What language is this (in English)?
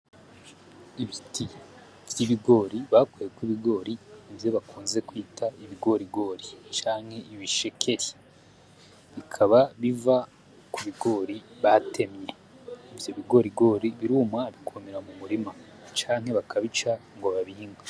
Rundi